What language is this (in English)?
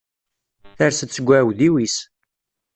Kabyle